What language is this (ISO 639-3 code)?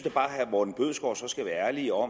dan